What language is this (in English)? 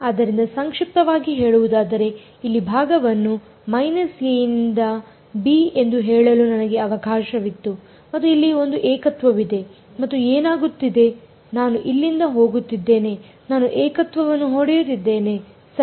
Kannada